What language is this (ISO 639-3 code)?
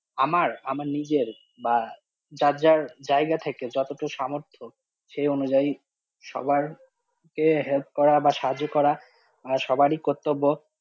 ben